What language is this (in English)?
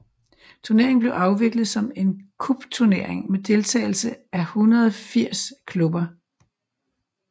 Danish